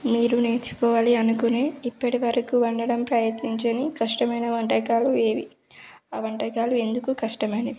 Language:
Telugu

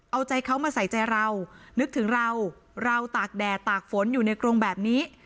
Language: Thai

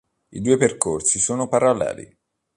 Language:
Italian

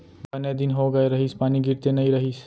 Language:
Chhattisgarhi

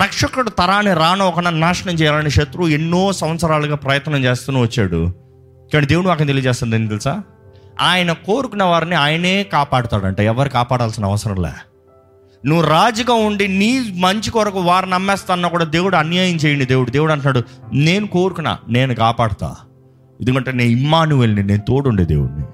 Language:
Telugu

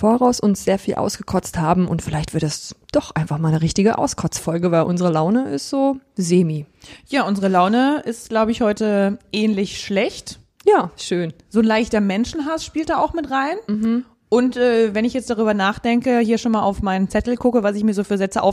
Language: German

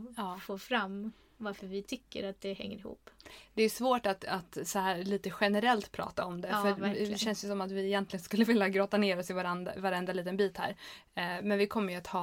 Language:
Swedish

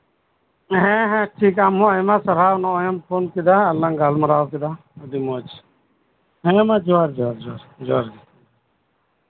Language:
Santali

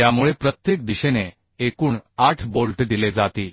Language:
Marathi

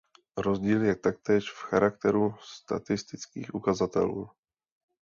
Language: Czech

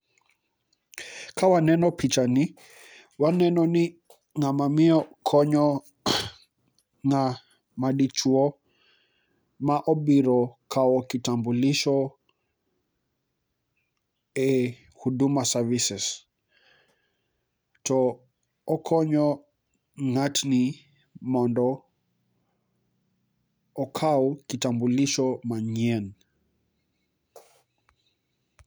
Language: Luo (Kenya and Tanzania)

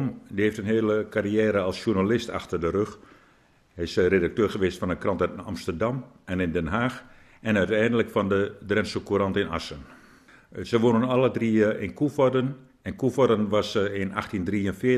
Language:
Dutch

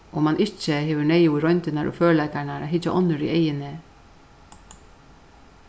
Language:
Faroese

